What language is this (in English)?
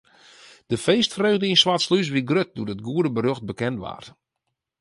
Western Frisian